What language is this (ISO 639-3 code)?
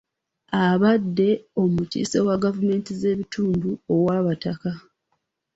lug